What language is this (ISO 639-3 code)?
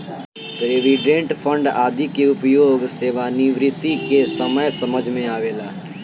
bho